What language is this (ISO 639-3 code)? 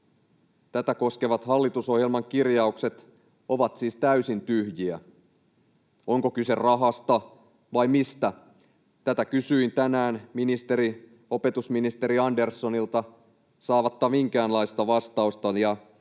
fin